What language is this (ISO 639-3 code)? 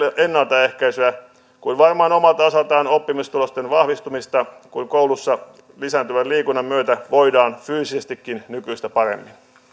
fin